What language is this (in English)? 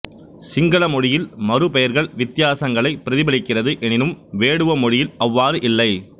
Tamil